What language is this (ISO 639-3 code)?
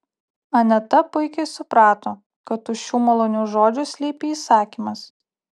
lit